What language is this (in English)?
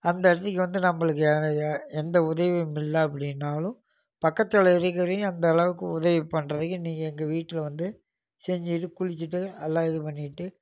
Tamil